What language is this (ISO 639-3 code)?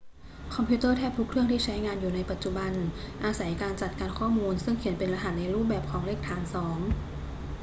tha